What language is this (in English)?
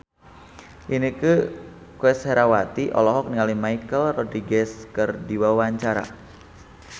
Sundanese